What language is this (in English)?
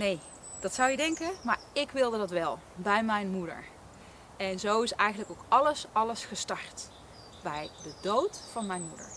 Dutch